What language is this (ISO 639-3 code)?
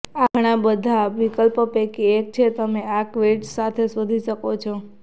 guj